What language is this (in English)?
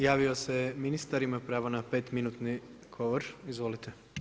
Croatian